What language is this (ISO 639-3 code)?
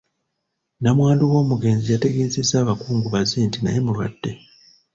lug